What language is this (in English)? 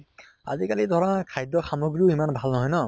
Assamese